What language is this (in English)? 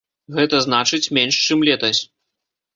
Belarusian